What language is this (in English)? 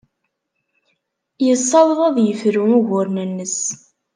Kabyle